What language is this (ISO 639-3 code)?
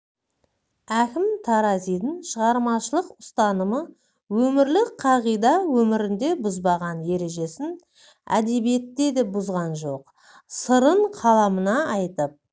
kaz